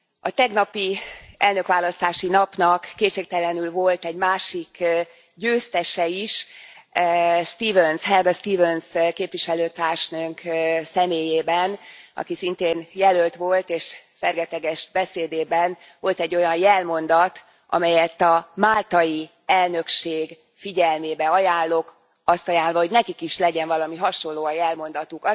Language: Hungarian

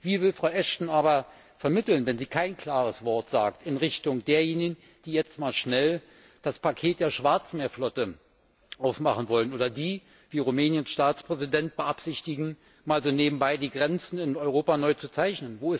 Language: German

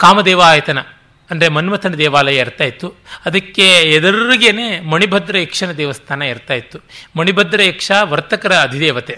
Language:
Kannada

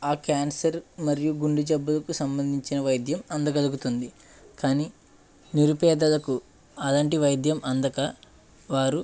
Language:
Telugu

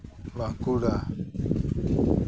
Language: Santali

